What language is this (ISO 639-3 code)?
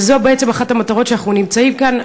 heb